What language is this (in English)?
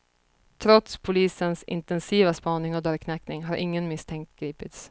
Swedish